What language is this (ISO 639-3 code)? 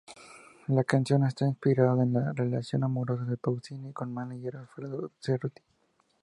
spa